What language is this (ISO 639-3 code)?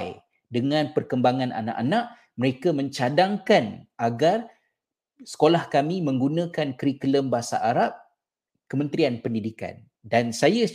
msa